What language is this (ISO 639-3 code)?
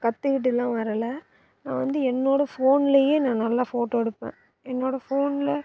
tam